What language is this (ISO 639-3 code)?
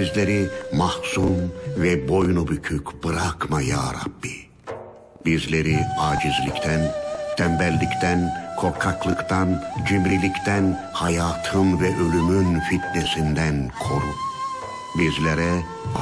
tur